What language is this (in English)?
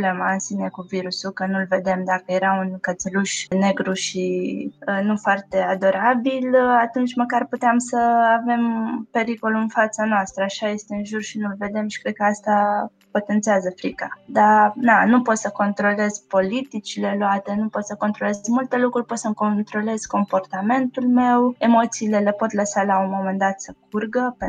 Romanian